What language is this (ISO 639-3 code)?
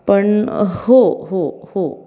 mar